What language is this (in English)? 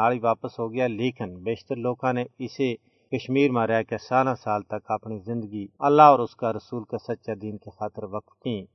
Urdu